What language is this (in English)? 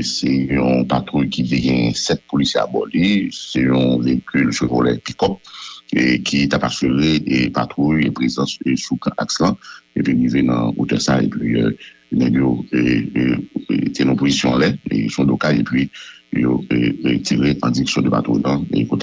French